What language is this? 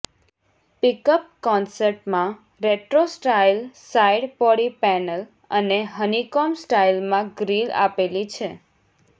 Gujarati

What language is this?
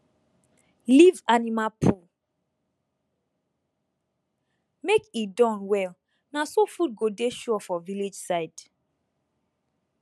Nigerian Pidgin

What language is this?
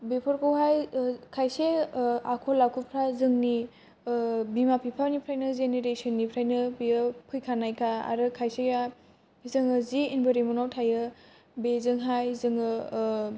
Bodo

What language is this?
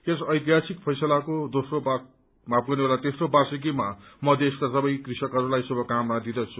Nepali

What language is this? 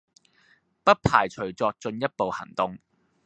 Cantonese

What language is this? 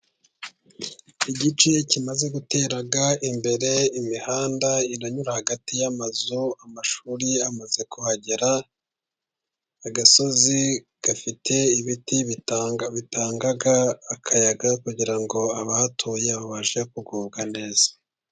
Kinyarwanda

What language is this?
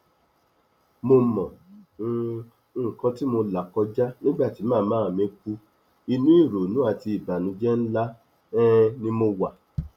Yoruba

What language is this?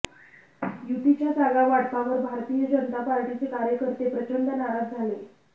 Marathi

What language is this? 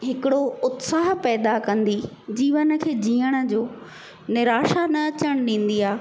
Sindhi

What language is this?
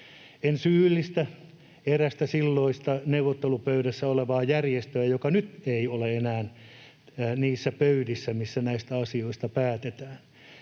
Finnish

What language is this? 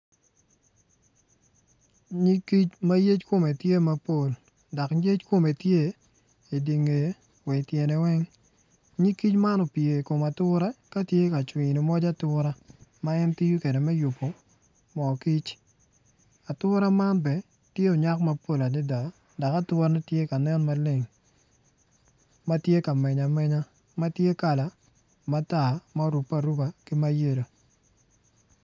Acoli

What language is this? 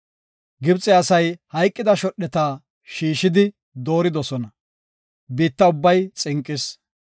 Gofa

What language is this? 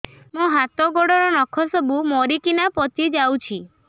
Odia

